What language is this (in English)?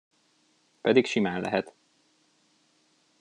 Hungarian